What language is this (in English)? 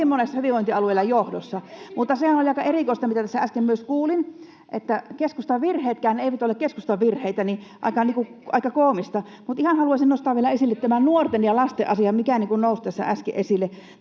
Finnish